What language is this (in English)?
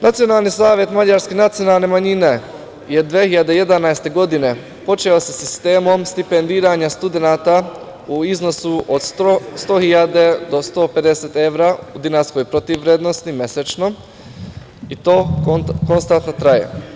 Serbian